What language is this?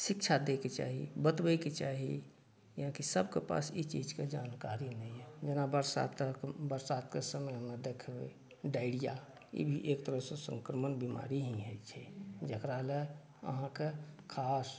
Maithili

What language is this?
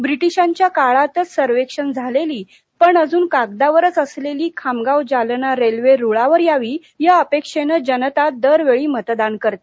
Marathi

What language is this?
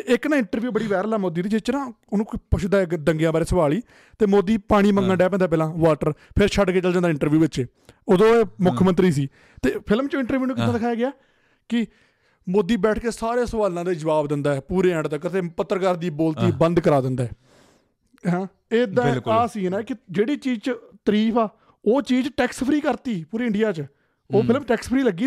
Punjabi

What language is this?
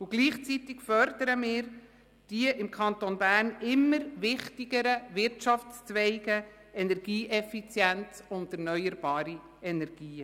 Swiss German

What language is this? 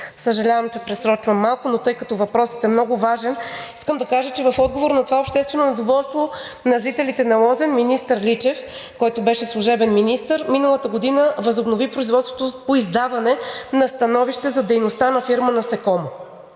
Bulgarian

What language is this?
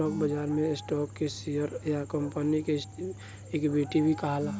Bhojpuri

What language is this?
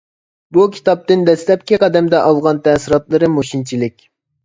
Uyghur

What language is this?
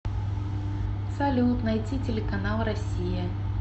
Russian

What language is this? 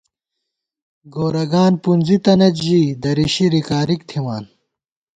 Gawar-Bati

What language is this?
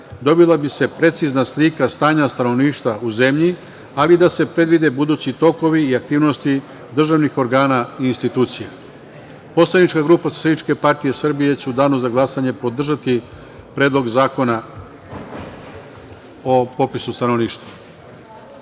Serbian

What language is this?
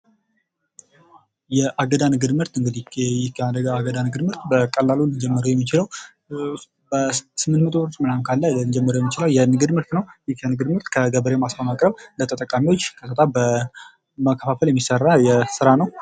Amharic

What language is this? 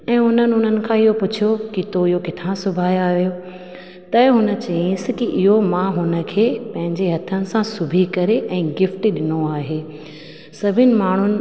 Sindhi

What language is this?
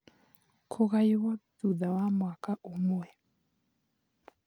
Kikuyu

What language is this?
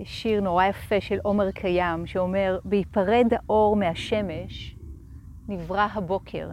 Hebrew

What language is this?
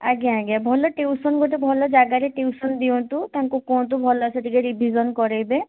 Odia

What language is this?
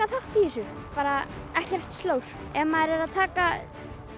Icelandic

